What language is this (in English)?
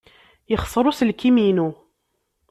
Kabyle